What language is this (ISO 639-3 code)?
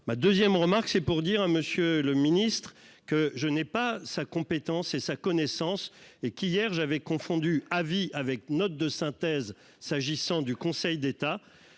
fra